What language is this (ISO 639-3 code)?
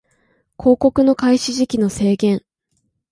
jpn